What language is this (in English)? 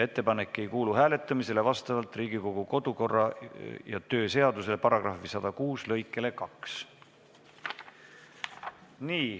Estonian